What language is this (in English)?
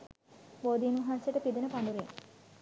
Sinhala